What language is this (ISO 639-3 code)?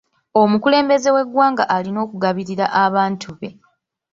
lug